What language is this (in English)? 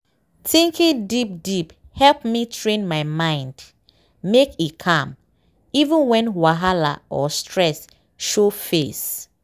Nigerian Pidgin